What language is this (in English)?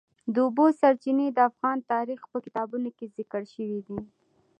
Pashto